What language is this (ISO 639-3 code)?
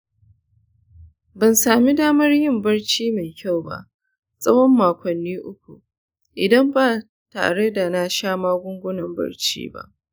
hau